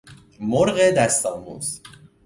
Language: Persian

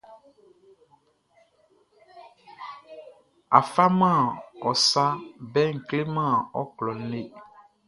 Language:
Baoulé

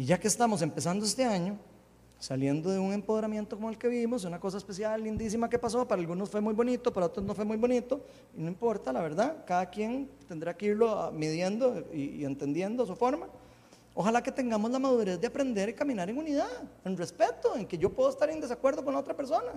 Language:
Spanish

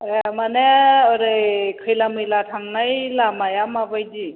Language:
Bodo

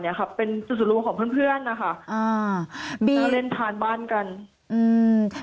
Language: Thai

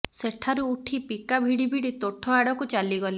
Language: Odia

